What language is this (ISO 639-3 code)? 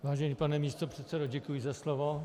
ces